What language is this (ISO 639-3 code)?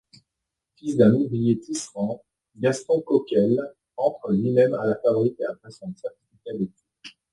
fra